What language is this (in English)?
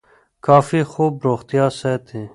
Pashto